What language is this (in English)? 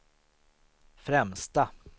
Swedish